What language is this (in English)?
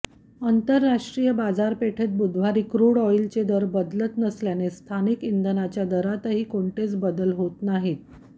Marathi